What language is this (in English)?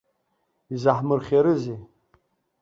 Abkhazian